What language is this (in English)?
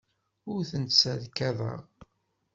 Kabyle